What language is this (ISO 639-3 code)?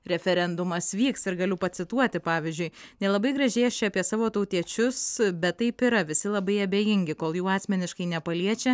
lit